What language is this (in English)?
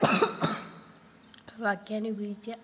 Sanskrit